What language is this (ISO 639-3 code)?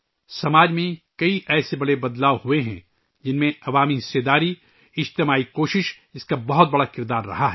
urd